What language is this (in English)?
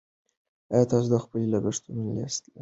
Pashto